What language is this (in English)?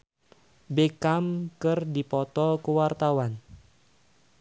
Sundanese